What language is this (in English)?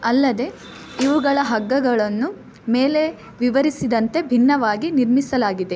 Kannada